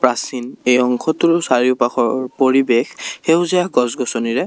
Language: Assamese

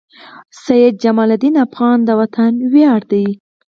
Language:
Pashto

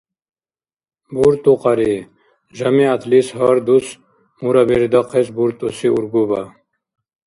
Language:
Dargwa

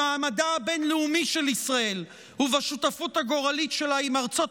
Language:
Hebrew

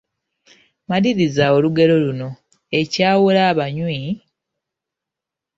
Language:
Ganda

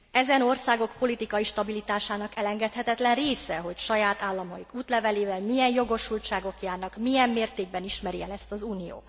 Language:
Hungarian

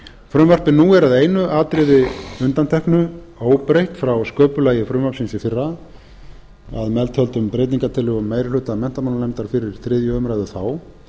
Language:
Icelandic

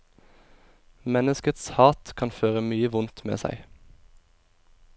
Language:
Norwegian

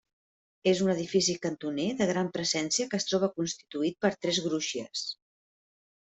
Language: Catalan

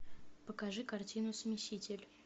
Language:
Russian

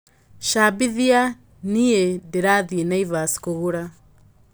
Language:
Kikuyu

